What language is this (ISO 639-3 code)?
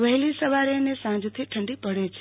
guj